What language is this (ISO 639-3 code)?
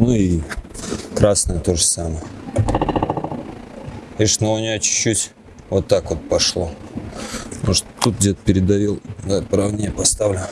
rus